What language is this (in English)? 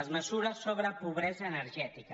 Catalan